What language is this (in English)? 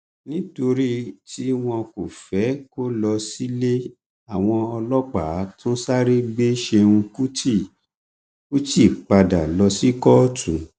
Yoruba